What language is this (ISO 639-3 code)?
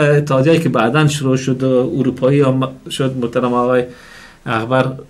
fas